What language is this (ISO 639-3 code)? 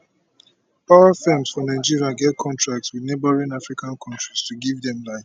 pcm